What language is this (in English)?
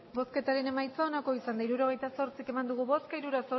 Basque